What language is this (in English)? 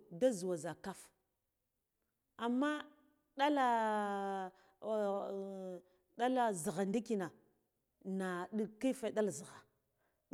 Guduf-Gava